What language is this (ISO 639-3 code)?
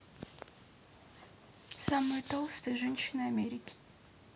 rus